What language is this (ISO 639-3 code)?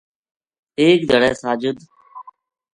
gju